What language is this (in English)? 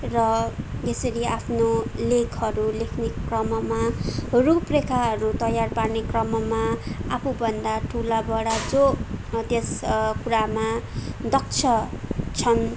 Nepali